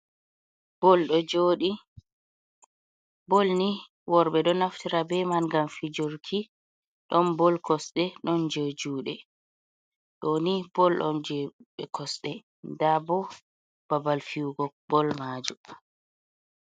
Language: Fula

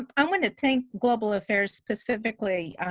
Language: English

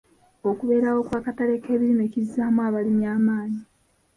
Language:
Ganda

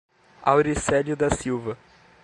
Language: Portuguese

